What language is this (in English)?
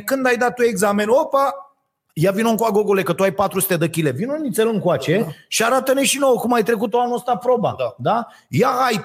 Romanian